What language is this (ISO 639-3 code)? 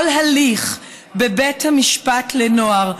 heb